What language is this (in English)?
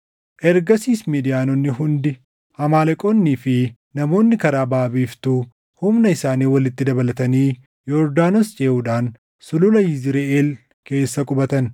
Oromo